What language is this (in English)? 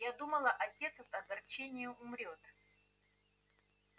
Russian